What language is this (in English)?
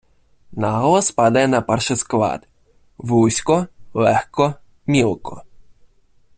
Ukrainian